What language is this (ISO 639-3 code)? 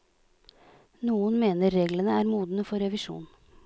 nor